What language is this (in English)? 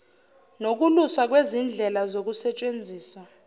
Zulu